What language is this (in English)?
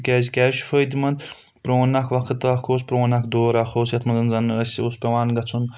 Kashmiri